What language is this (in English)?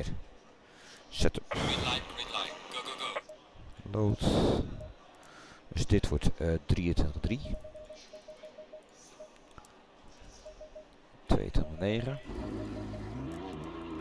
Dutch